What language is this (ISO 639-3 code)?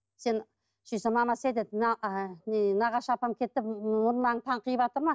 kaz